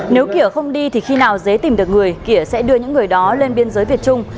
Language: Vietnamese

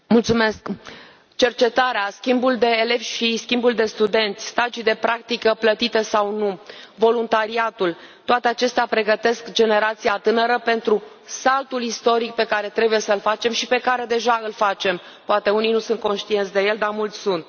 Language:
Romanian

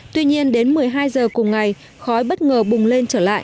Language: Vietnamese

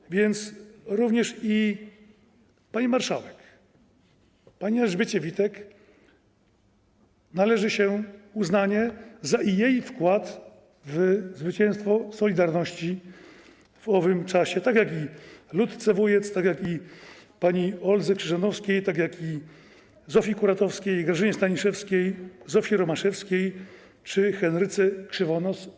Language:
Polish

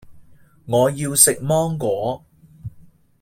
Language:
Cantonese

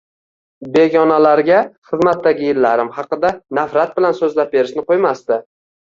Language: Uzbek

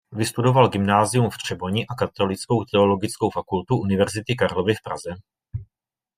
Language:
Czech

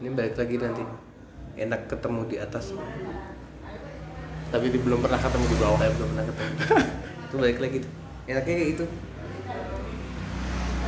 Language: Indonesian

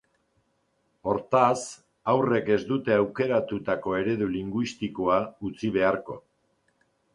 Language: Basque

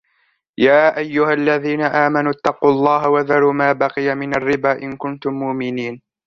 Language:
Arabic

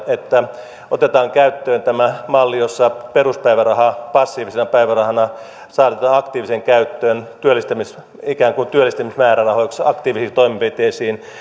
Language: Finnish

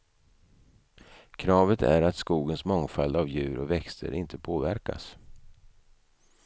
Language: Swedish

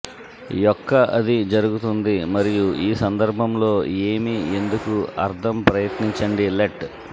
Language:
Telugu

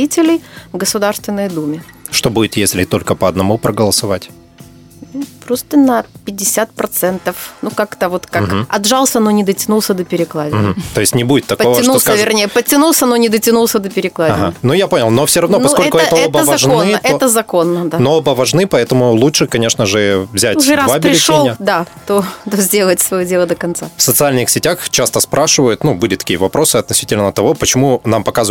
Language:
Russian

